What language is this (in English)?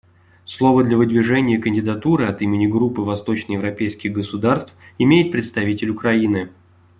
Russian